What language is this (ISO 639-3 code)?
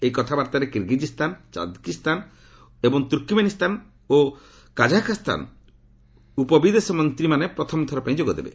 ori